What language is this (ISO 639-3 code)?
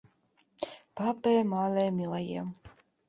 chm